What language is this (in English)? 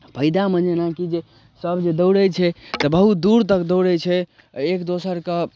Maithili